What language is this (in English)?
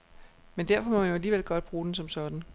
Danish